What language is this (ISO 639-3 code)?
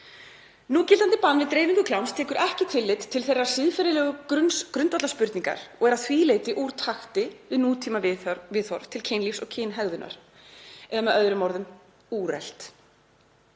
isl